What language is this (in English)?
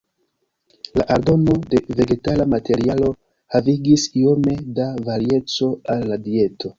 Esperanto